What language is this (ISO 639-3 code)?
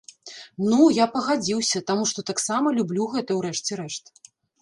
bel